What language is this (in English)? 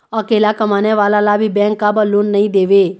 Chhattisgarhi